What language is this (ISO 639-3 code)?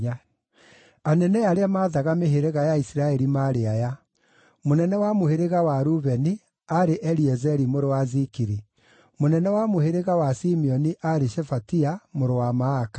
kik